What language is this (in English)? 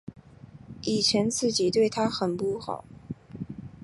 Chinese